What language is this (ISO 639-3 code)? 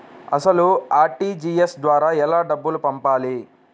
tel